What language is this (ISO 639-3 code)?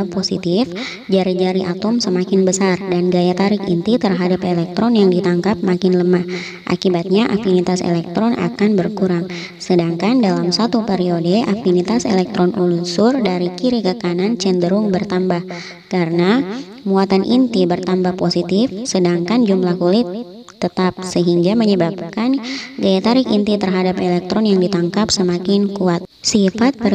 ind